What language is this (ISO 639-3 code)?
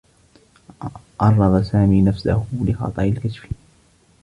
ara